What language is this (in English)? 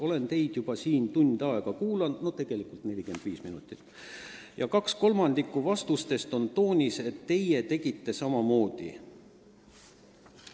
Estonian